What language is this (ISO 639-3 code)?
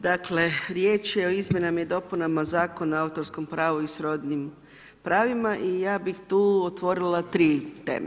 hrv